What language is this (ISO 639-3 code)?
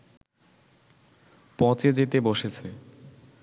ben